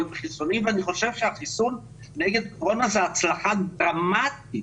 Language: Hebrew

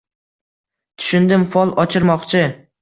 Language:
Uzbek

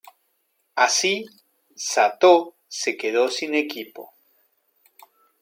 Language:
Spanish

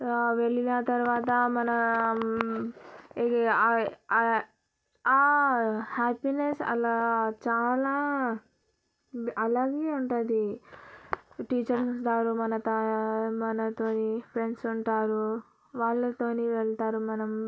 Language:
Telugu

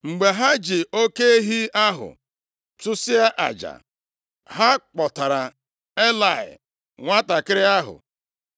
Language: Igbo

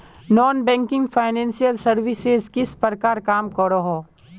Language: Magahi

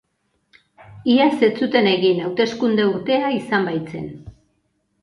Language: Basque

